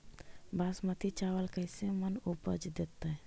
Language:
Magahi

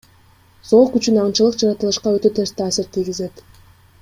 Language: Kyrgyz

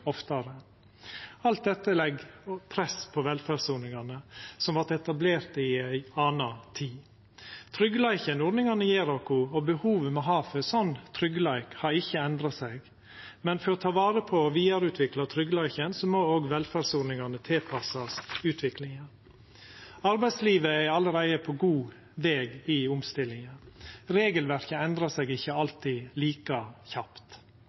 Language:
Norwegian Nynorsk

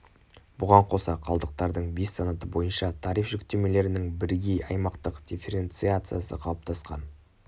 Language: Kazakh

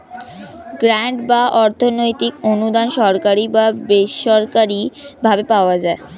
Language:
Bangla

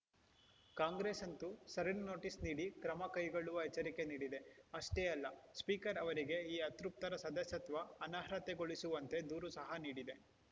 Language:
Kannada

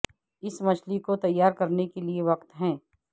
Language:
Urdu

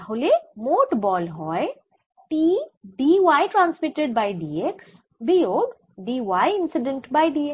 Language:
Bangla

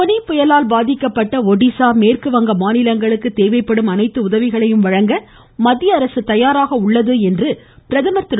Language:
Tamil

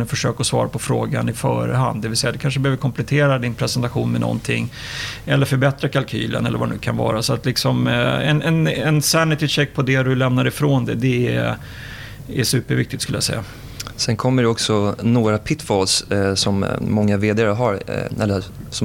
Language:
Swedish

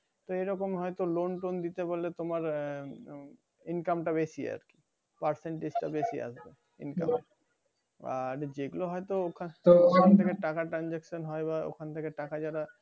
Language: Bangla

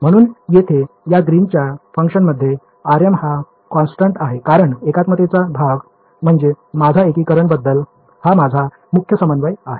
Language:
Marathi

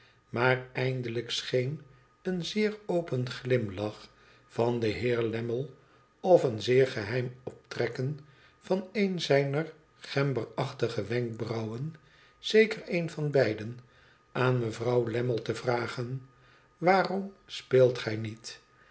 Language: Dutch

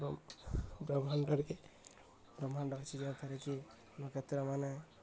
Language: Odia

